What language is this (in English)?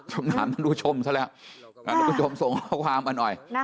Thai